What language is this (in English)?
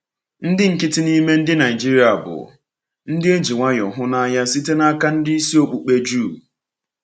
Igbo